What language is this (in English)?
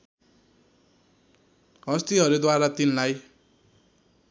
Nepali